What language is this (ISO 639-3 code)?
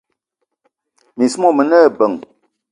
eto